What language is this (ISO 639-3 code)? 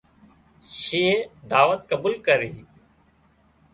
kxp